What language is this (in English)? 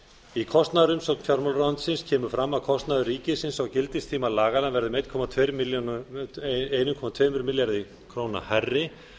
Icelandic